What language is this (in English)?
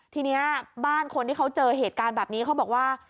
Thai